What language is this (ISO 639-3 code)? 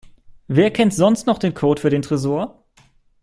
deu